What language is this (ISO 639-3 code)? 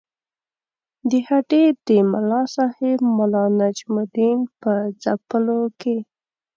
pus